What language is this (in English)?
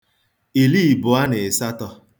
Igbo